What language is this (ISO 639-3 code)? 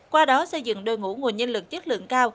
vie